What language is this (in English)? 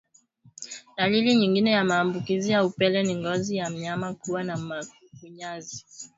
Swahili